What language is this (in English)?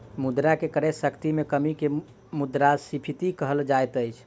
Maithili